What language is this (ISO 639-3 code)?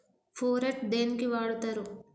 tel